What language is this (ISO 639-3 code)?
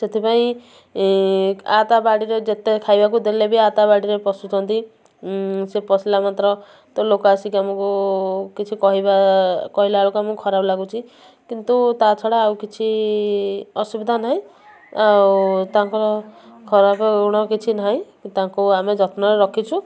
ori